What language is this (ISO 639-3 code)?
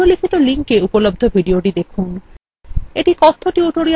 ben